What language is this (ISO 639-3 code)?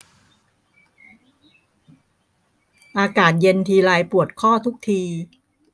tha